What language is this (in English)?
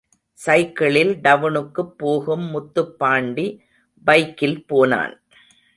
Tamil